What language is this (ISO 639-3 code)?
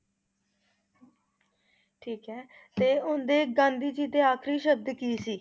pan